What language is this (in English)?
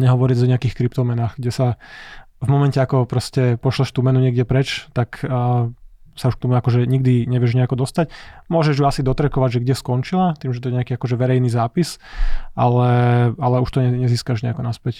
Slovak